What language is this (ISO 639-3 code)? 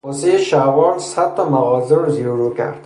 fas